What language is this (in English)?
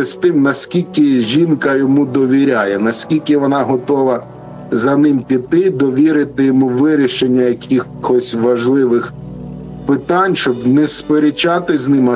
Ukrainian